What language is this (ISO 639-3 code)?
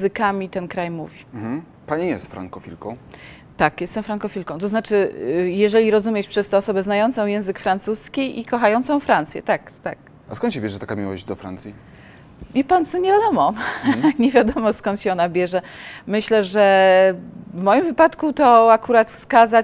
pol